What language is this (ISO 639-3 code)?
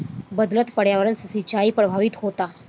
bho